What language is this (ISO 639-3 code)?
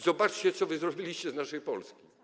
pol